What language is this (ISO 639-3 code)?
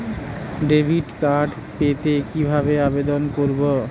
ben